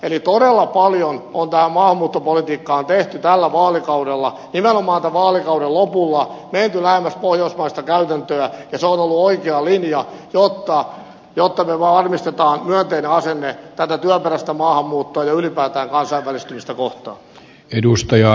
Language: Finnish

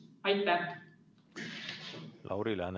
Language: Estonian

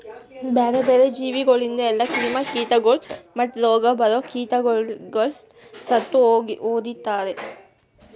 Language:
Kannada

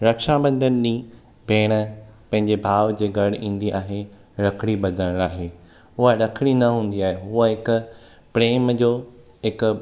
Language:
Sindhi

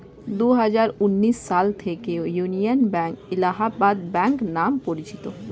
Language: Bangla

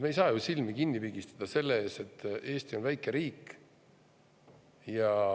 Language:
Estonian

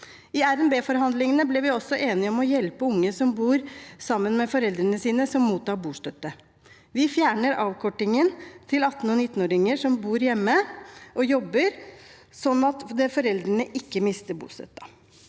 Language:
Norwegian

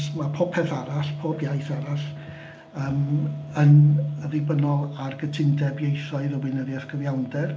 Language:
Welsh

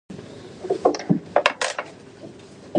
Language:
Chinese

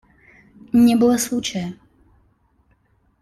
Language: Russian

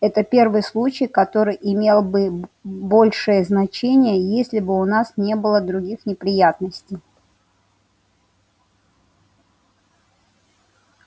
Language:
Russian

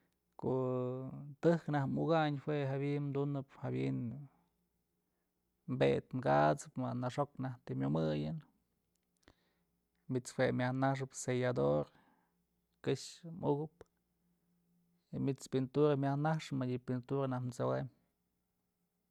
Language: Mazatlán Mixe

